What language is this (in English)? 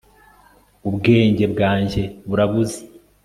Kinyarwanda